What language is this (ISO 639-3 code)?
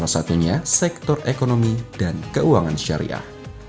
ind